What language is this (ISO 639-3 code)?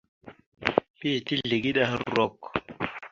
mxu